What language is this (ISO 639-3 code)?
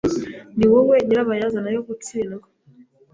kin